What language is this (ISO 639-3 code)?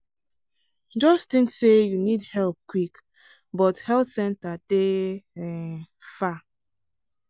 pcm